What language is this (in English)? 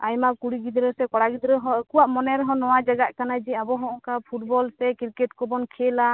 Santali